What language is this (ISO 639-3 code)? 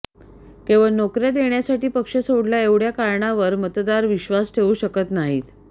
mar